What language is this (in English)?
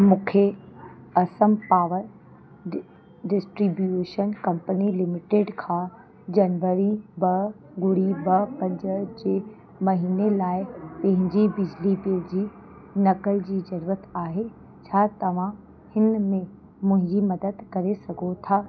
Sindhi